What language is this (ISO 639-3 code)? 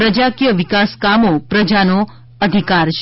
guj